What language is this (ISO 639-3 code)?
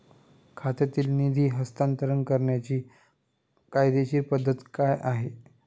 mar